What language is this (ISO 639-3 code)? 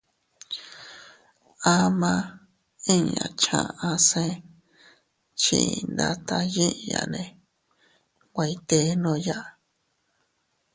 cut